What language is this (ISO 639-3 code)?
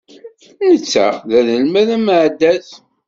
kab